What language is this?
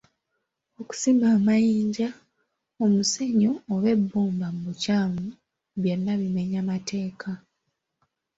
Ganda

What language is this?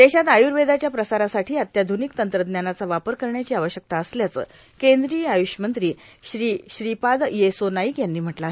Marathi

